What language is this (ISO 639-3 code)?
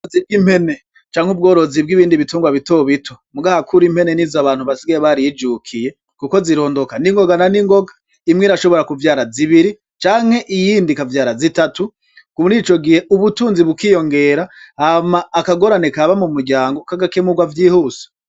run